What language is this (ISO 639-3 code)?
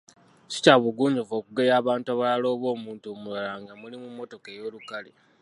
lug